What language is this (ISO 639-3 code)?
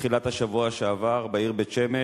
heb